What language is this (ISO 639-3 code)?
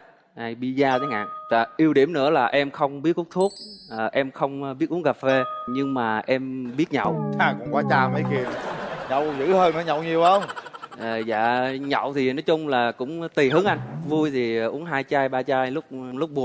vie